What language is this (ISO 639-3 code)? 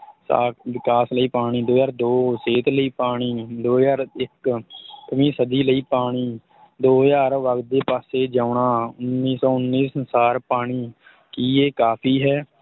pan